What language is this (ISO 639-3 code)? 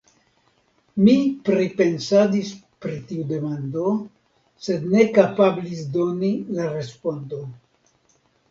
epo